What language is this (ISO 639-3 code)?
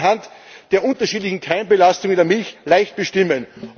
deu